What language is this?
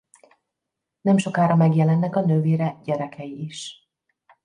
Hungarian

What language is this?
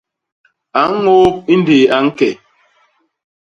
Basaa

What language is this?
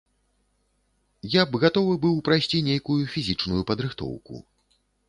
Belarusian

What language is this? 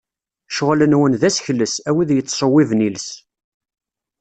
Kabyle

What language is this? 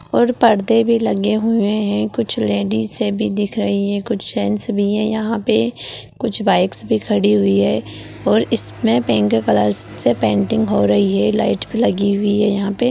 Magahi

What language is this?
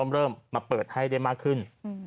Thai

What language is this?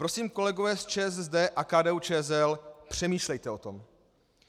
Czech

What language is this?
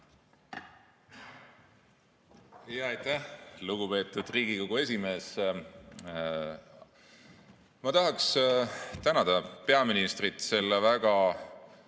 Estonian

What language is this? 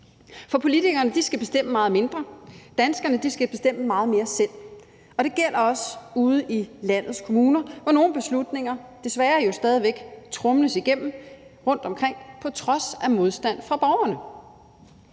Danish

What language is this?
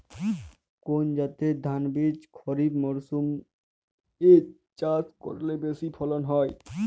Bangla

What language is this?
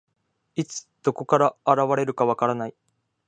Japanese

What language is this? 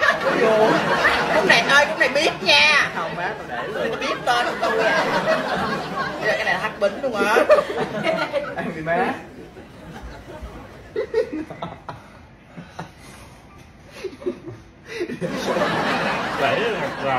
Vietnamese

